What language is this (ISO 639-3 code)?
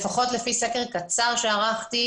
heb